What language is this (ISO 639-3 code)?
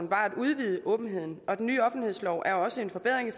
dan